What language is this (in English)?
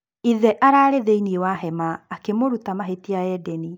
Kikuyu